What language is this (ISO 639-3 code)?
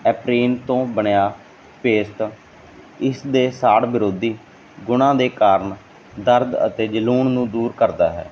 pan